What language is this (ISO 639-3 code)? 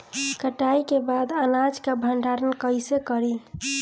bho